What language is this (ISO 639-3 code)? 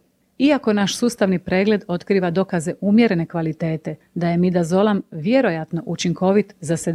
hrv